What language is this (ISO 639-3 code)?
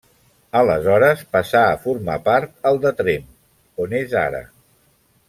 cat